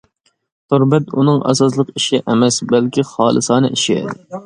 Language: Uyghur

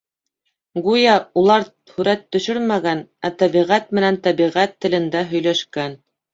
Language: Bashkir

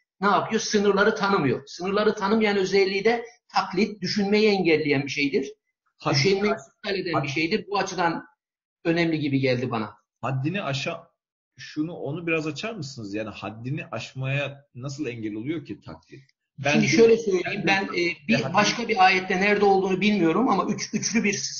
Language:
Turkish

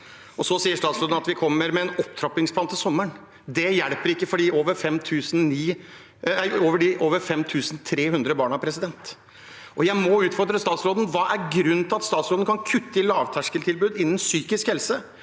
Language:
Norwegian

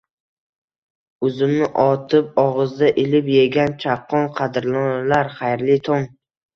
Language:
Uzbek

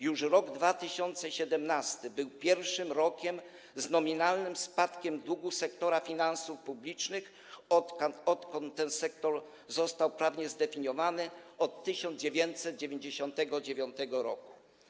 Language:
Polish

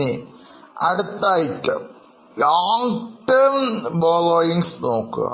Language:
Malayalam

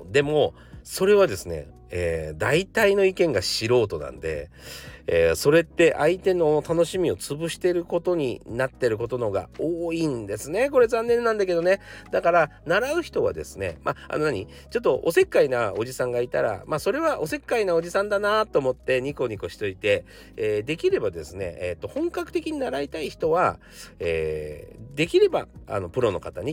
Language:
Japanese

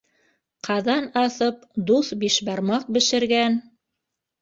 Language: Bashkir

